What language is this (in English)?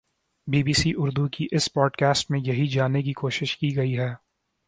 Urdu